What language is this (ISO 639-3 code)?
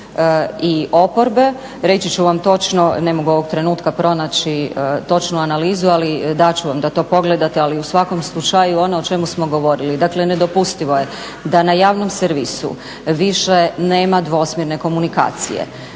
hrv